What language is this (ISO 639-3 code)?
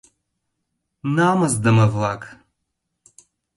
chm